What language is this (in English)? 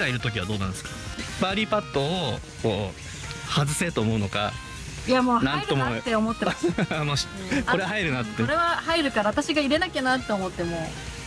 Japanese